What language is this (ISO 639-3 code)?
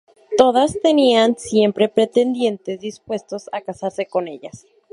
spa